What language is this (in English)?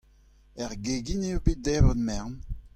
Breton